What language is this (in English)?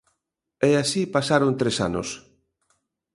Galician